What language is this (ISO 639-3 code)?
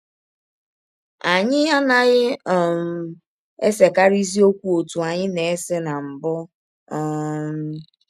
ibo